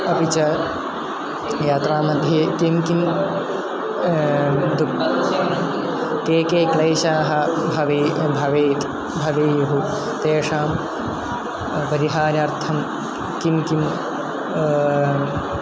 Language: Sanskrit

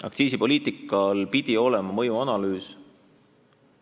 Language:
Estonian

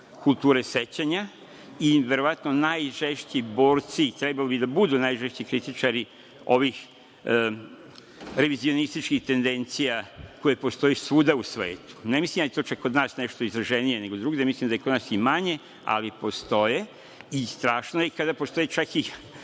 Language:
Serbian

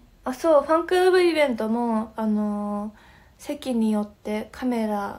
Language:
Japanese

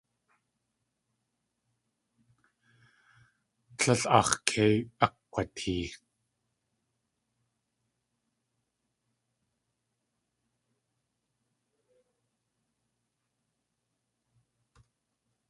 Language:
Tlingit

